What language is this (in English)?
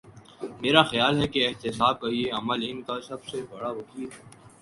Urdu